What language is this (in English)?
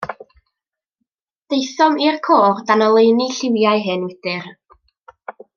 Welsh